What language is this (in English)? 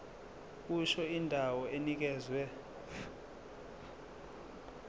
Zulu